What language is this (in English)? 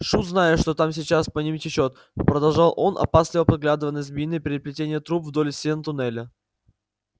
Russian